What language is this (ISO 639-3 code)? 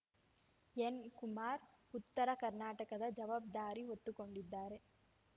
kan